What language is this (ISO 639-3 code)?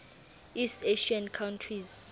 sot